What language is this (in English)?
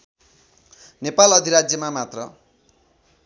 Nepali